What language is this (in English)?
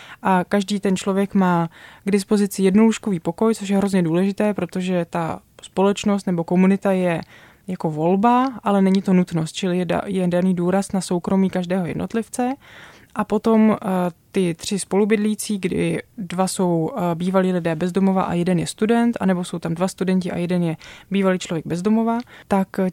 Czech